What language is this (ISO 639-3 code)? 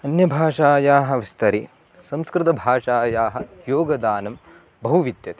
san